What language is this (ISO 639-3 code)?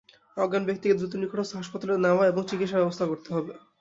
ben